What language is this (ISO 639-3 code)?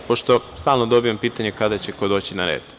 srp